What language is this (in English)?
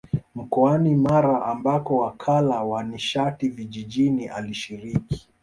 Swahili